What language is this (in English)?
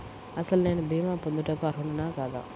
Telugu